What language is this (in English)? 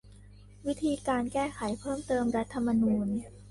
Thai